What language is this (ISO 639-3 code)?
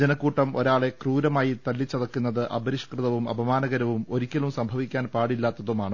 mal